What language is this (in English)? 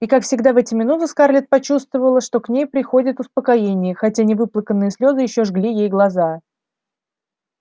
Russian